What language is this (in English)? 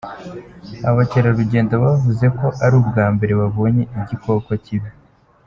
Kinyarwanda